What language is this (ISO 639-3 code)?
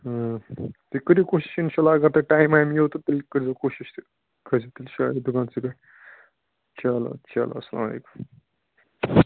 kas